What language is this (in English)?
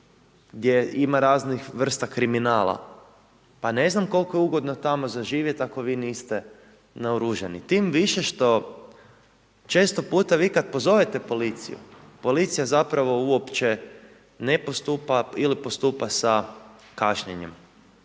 Croatian